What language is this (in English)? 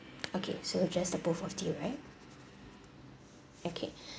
English